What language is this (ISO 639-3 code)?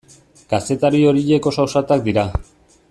eus